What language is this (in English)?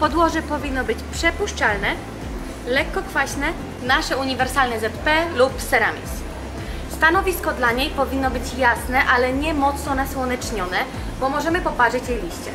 Polish